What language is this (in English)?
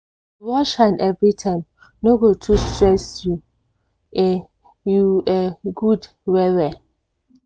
Nigerian Pidgin